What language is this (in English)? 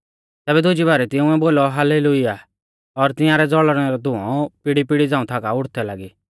Mahasu Pahari